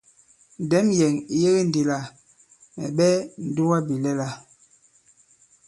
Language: Bankon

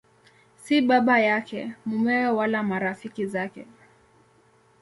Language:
Swahili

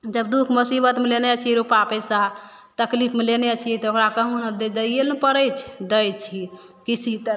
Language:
Maithili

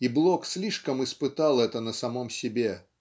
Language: Russian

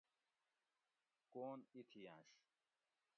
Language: Gawri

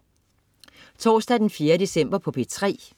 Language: Danish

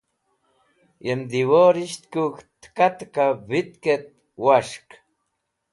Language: Wakhi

